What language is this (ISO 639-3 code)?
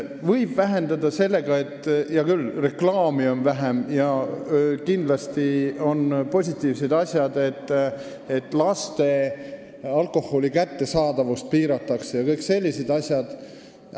est